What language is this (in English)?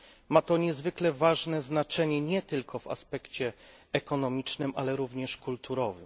Polish